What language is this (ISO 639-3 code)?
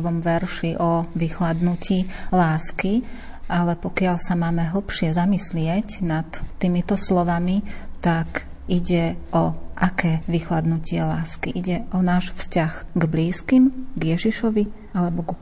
slk